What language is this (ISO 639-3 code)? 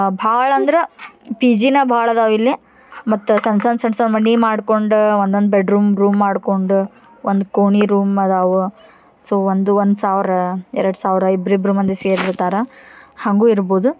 kan